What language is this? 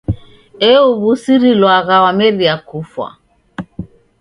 Taita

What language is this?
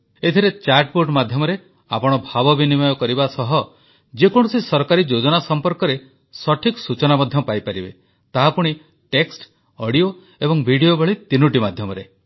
Odia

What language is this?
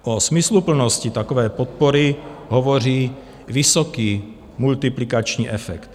Czech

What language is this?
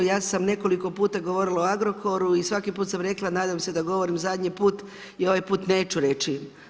Croatian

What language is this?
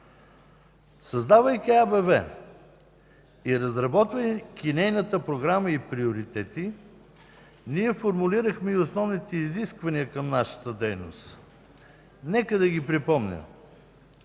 Bulgarian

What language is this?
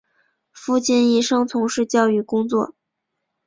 Chinese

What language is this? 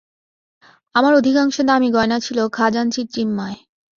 Bangla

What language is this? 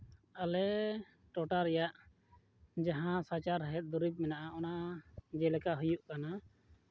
Santali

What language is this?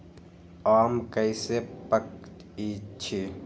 Magahi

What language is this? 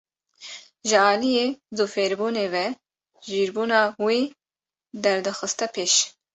Kurdish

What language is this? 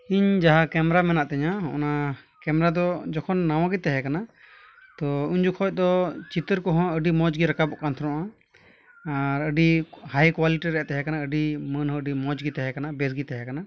Santali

